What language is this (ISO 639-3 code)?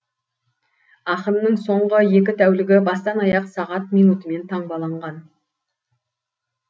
kaz